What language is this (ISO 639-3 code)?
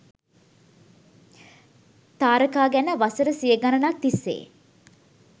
sin